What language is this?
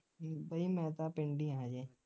Punjabi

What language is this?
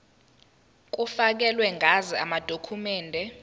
Zulu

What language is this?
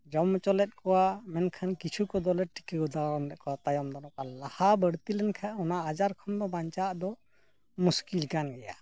Santali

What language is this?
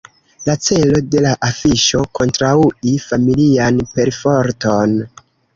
Esperanto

